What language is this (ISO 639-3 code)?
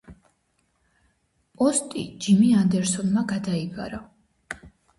kat